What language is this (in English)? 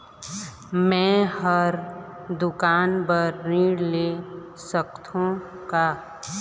Chhattisgarhi